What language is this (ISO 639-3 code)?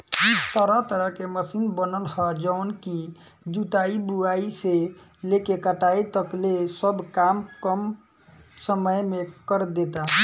bho